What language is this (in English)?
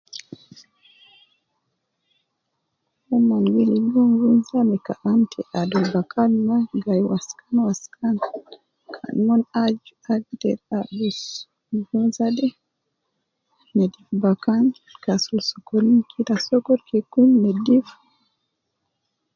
Nubi